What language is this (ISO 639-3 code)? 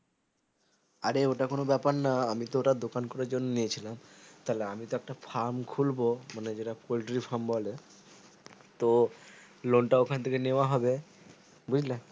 ben